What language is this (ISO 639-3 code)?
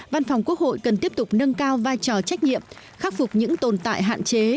vie